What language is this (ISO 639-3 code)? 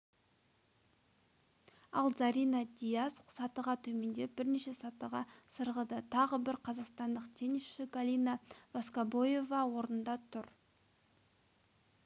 kaz